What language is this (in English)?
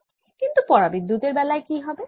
Bangla